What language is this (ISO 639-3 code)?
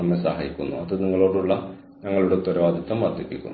mal